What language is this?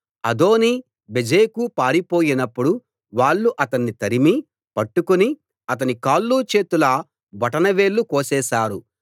Telugu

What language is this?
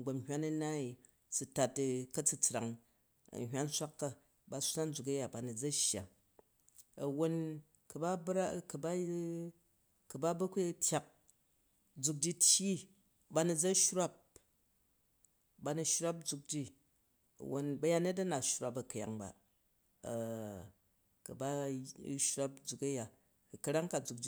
Jju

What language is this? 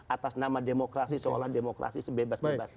Indonesian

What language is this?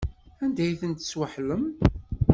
Kabyle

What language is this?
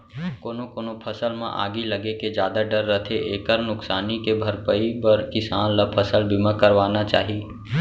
Chhattisgarhi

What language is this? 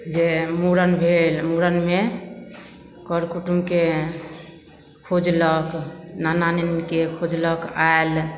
Maithili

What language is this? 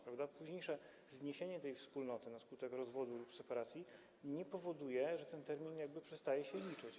Polish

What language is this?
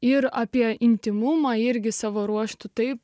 Lithuanian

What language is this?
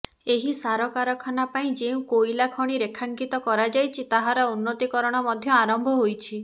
Odia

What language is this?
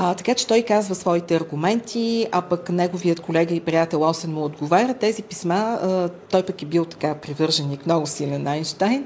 Bulgarian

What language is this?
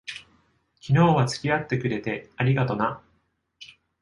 Japanese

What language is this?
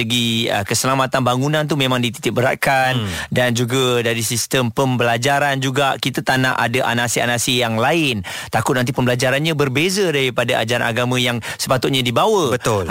Malay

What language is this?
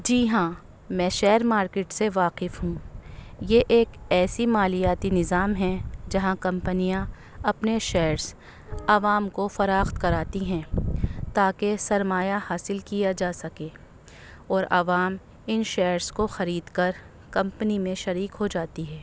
Urdu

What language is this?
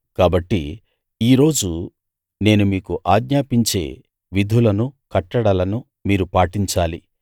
Telugu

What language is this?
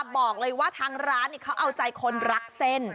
Thai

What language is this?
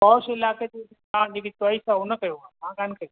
Sindhi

